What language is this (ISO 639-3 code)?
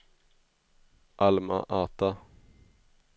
swe